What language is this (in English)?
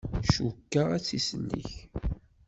Kabyle